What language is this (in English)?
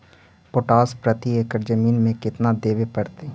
Magahi